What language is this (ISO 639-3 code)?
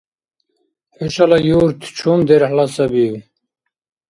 dar